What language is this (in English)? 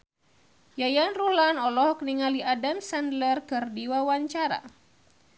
Sundanese